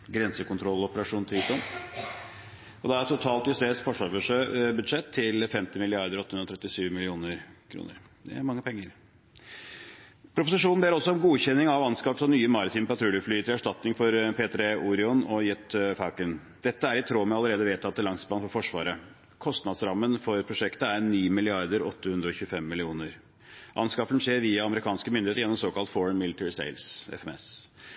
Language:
Norwegian Bokmål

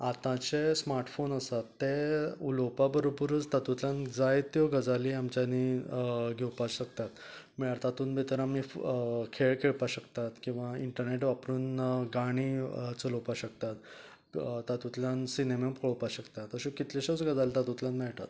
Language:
Konkani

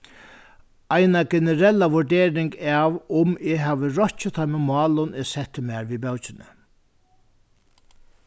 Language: Faroese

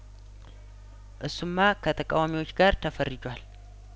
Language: Amharic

